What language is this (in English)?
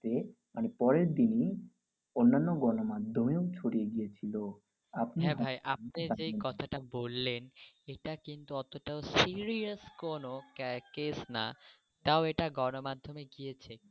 Bangla